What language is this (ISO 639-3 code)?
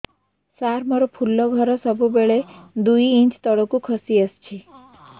ori